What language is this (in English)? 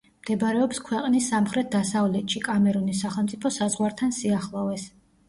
Georgian